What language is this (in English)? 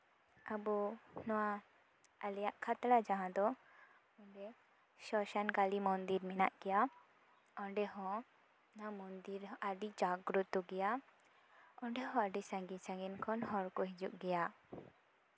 Santali